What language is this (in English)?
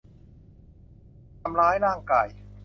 Thai